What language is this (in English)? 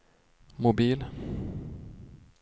Swedish